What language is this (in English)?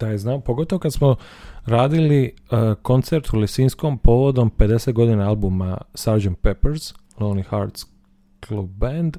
Croatian